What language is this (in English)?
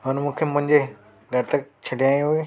Sindhi